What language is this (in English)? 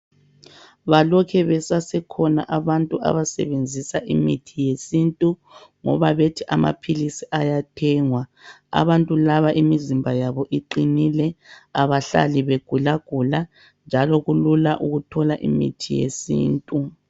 North Ndebele